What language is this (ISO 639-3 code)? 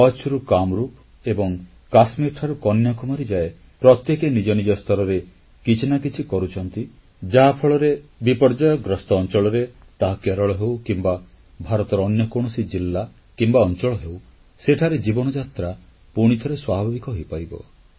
ori